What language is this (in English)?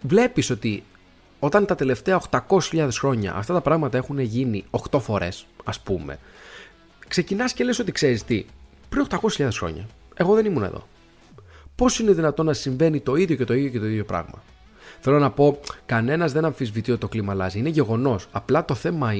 Greek